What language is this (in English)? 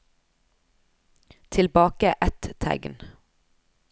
Norwegian